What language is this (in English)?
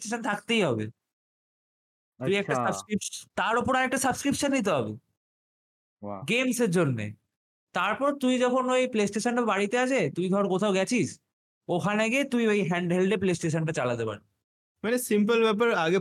Bangla